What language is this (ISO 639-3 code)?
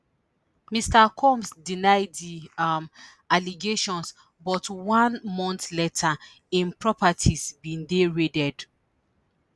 pcm